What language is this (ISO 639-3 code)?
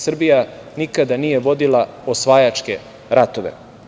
srp